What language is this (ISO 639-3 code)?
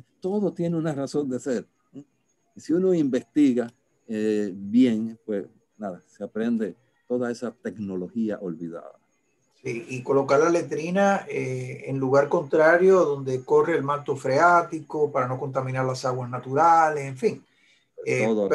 spa